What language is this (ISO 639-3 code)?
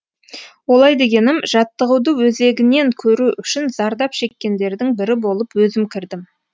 kaz